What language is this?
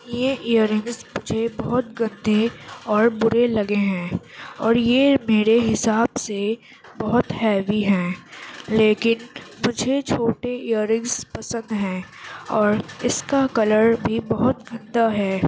Urdu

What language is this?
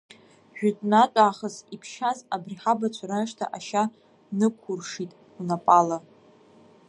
Abkhazian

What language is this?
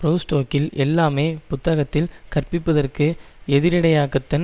Tamil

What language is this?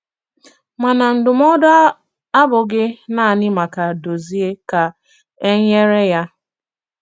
Igbo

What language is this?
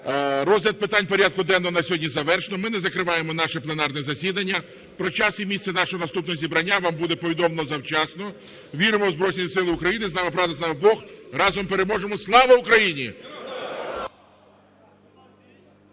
Ukrainian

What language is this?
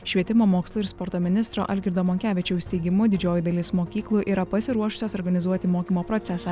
Lithuanian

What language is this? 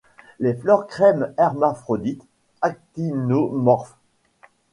French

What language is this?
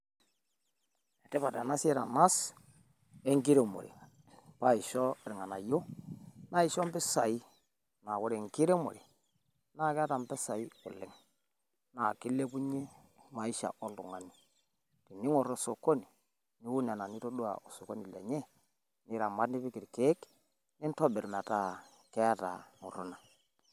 Masai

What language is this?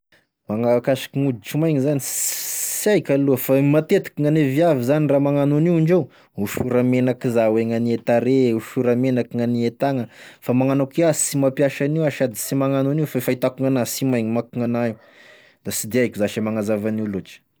Tesaka Malagasy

